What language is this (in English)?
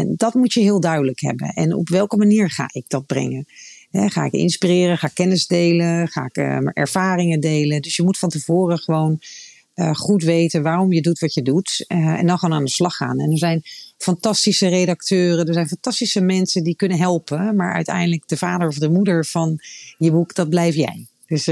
Dutch